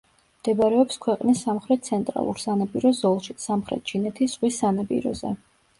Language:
Georgian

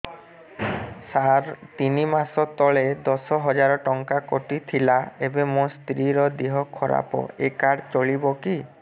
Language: Odia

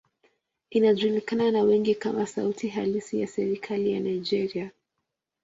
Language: Swahili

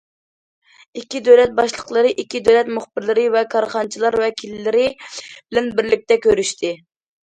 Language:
Uyghur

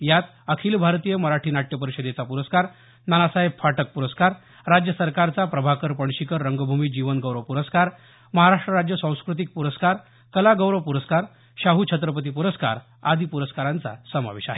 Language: Marathi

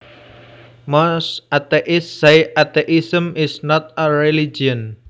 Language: Javanese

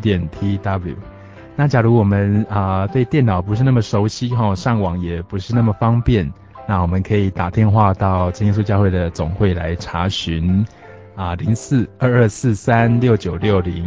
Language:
Chinese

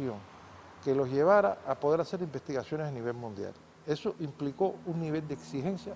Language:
Spanish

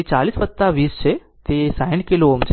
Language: Gujarati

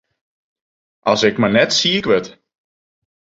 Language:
Western Frisian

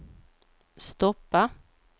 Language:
Swedish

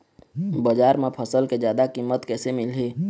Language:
Chhattisgarhi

